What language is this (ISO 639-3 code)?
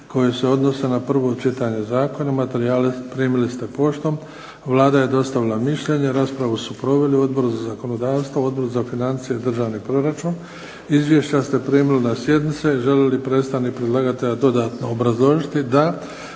hrv